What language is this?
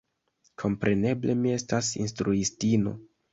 Esperanto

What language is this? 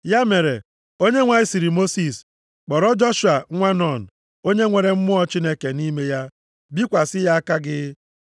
Igbo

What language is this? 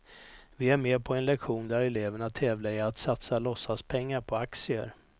Swedish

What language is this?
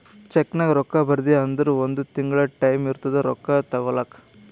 Kannada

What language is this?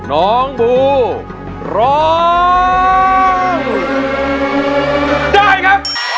Thai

